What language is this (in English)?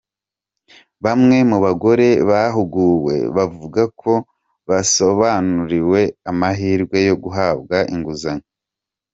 Kinyarwanda